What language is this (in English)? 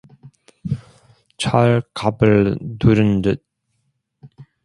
Korean